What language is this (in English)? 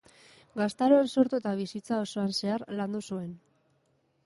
Basque